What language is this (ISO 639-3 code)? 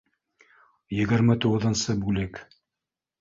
bak